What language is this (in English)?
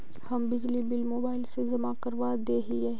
Magahi